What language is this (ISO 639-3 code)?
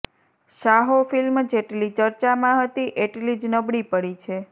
guj